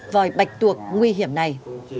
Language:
Vietnamese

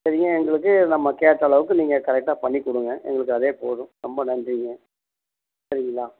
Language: Tamil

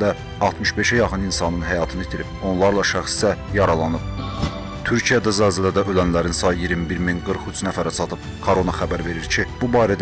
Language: Turkish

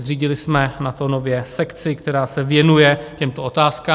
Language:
Czech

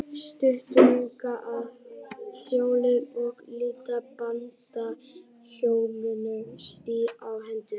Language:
Icelandic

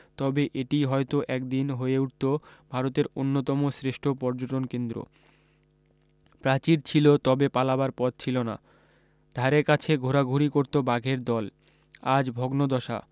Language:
Bangla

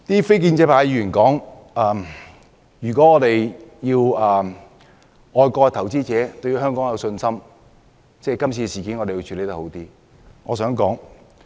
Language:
Cantonese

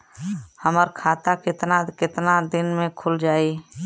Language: Bhojpuri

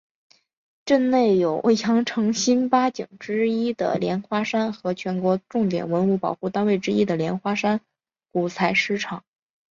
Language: Chinese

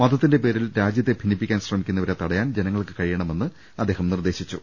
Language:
Malayalam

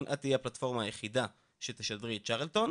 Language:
Hebrew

